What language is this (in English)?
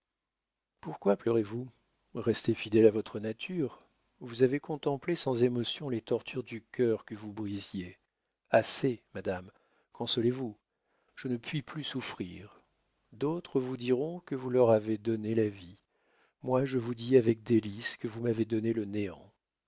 French